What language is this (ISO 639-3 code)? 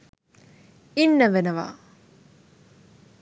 sin